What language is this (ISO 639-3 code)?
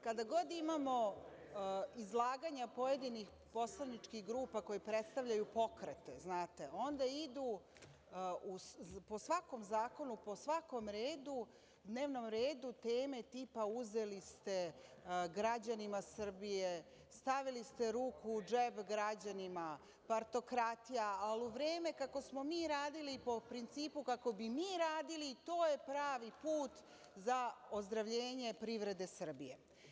srp